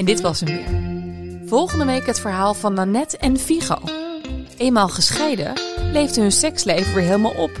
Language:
Dutch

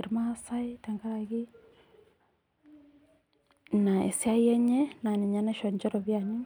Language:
Masai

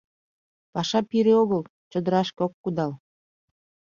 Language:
Mari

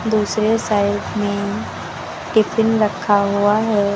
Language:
Hindi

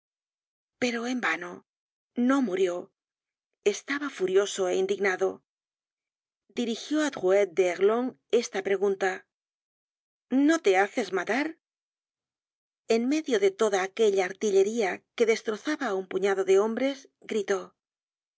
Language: Spanish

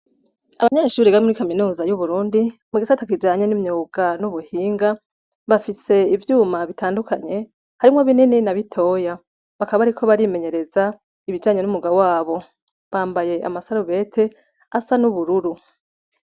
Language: Rundi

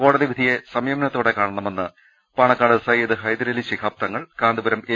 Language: Malayalam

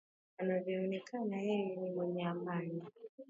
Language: Asturian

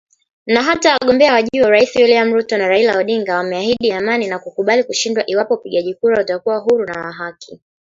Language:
Swahili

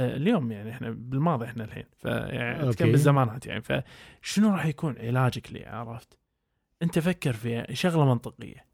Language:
Arabic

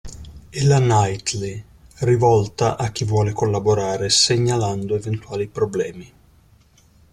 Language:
Italian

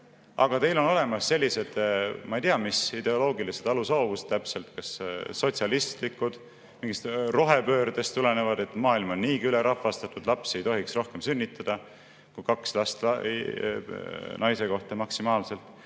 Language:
Estonian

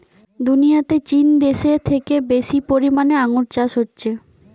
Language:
Bangla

